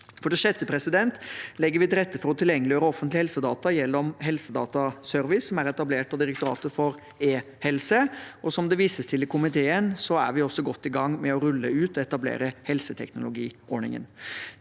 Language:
Norwegian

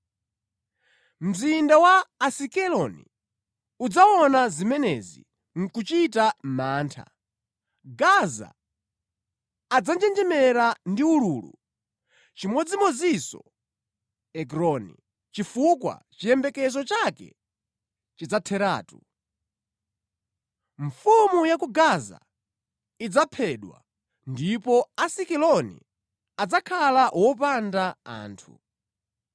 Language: Nyanja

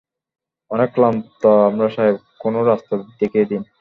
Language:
Bangla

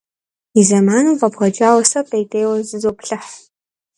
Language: Kabardian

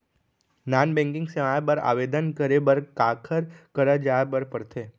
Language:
Chhattisgarhi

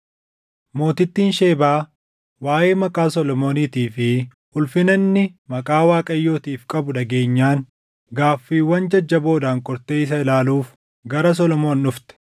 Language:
Oromo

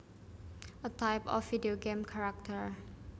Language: Javanese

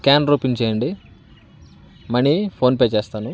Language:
Telugu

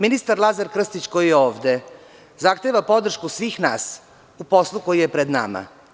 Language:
Serbian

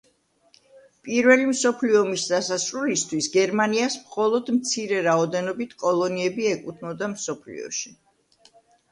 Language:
Georgian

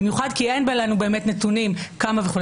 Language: Hebrew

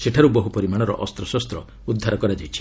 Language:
Odia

